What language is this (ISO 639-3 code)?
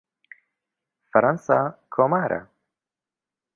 ckb